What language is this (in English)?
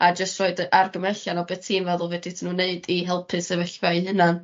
Welsh